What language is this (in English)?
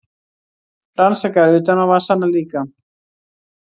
Icelandic